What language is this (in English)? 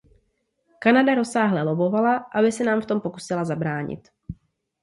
Czech